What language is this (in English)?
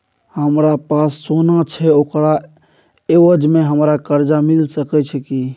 Maithili